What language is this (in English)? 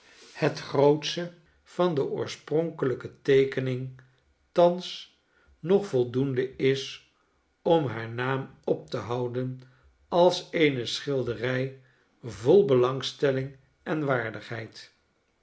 Dutch